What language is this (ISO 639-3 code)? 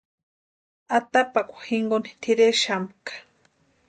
pua